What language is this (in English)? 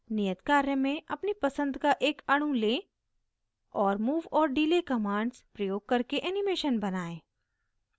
Hindi